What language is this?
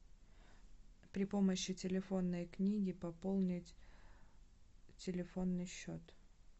Russian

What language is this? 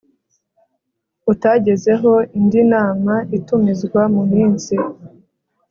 Kinyarwanda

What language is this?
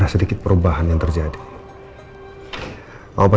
Indonesian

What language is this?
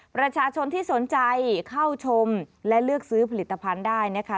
Thai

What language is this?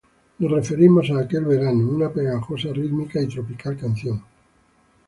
Spanish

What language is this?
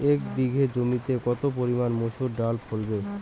Bangla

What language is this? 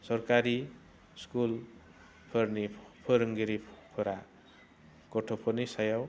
Bodo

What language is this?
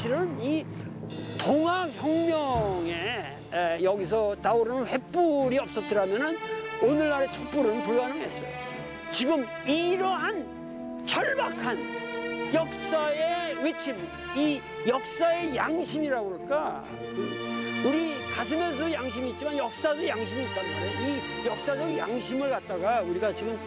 Korean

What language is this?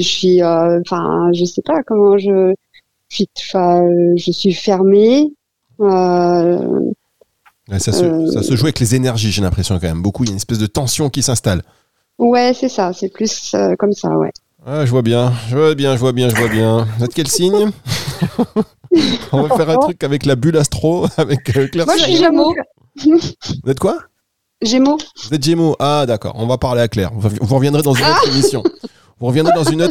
French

